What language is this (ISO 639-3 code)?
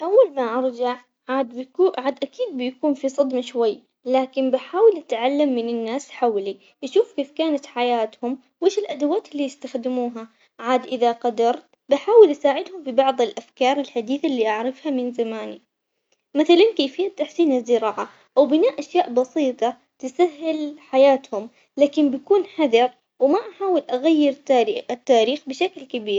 acx